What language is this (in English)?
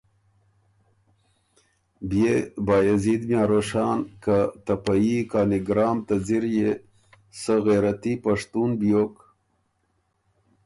Ormuri